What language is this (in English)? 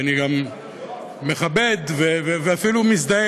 Hebrew